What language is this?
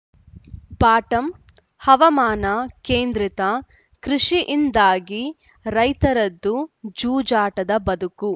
Kannada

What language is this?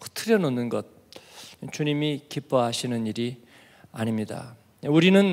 Korean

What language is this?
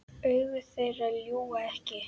Icelandic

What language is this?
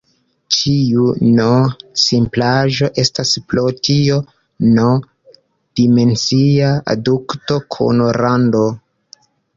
Esperanto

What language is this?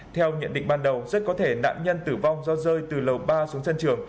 Vietnamese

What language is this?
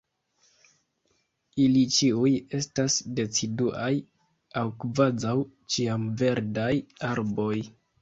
Esperanto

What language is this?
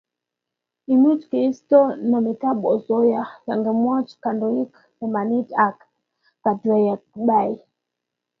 Kalenjin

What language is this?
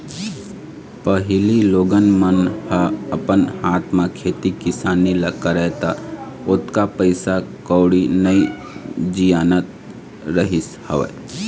Chhattisgarhi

